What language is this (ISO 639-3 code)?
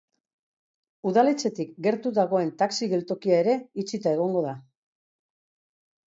eus